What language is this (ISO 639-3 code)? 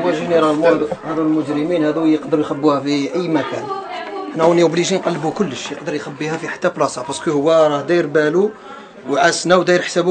ara